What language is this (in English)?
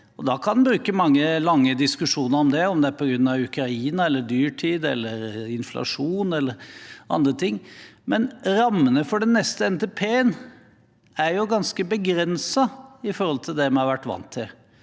Norwegian